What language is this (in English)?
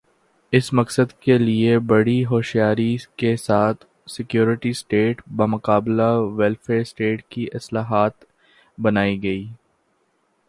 Urdu